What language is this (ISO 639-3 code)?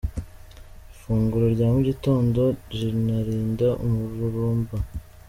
kin